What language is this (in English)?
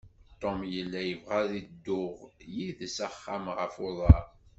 Kabyle